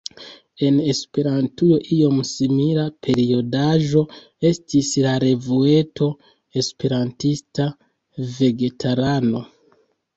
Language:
Esperanto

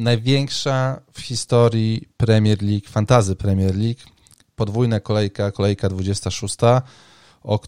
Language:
Polish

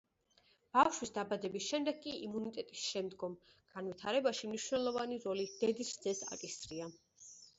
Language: Georgian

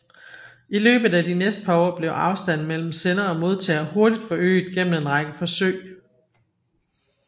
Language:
Danish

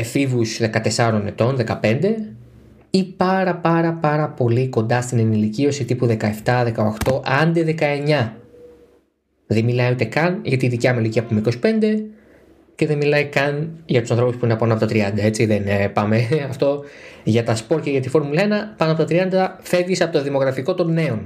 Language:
Greek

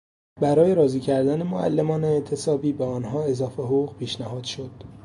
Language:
Persian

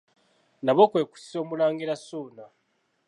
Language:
Ganda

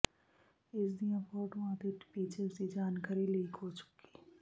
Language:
Punjabi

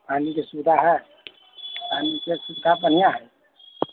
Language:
Maithili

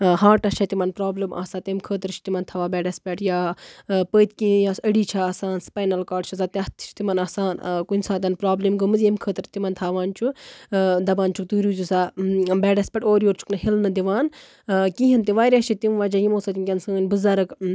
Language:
Kashmiri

